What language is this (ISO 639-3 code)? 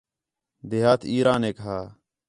xhe